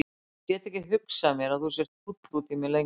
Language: Icelandic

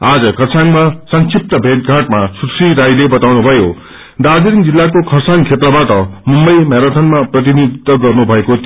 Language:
Nepali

